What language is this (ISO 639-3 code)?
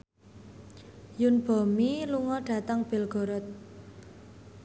jav